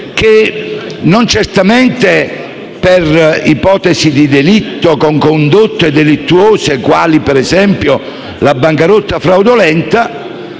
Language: Italian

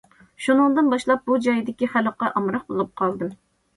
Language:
Uyghur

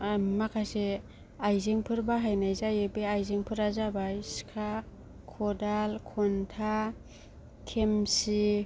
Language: Bodo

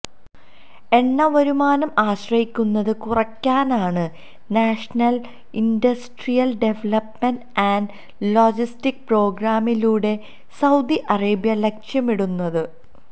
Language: Malayalam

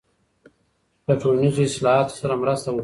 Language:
Pashto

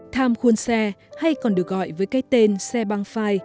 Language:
Vietnamese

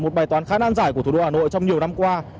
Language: Vietnamese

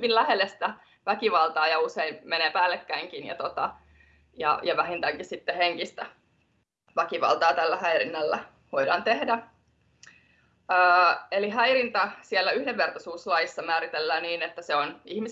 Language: Finnish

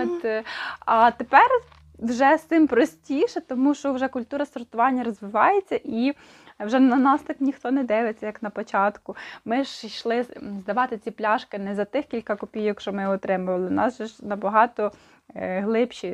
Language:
Ukrainian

